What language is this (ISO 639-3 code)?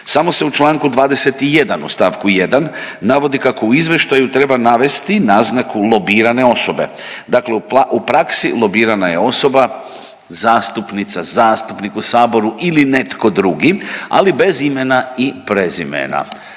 hrv